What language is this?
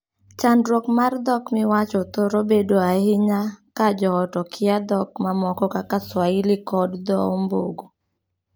Luo (Kenya and Tanzania)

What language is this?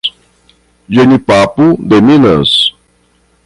Portuguese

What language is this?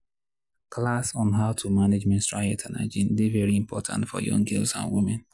Nigerian Pidgin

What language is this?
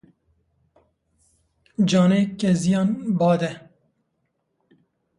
Kurdish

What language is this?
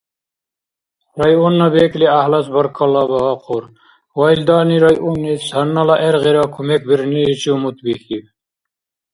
Dargwa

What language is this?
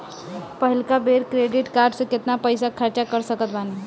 Bhojpuri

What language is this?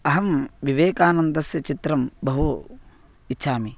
Sanskrit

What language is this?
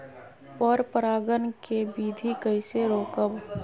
Magahi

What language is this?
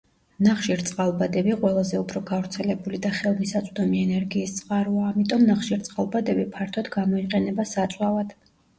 Georgian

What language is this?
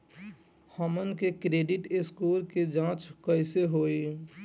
Bhojpuri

